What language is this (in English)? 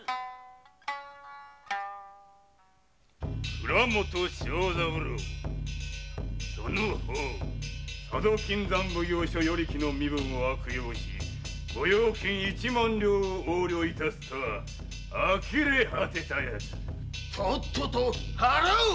Japanese